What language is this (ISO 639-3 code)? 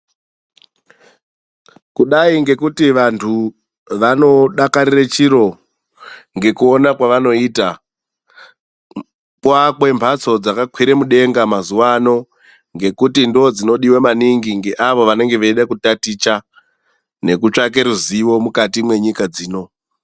ndc